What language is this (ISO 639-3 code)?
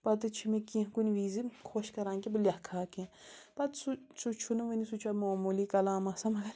kas